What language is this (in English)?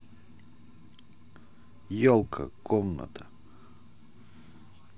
Russian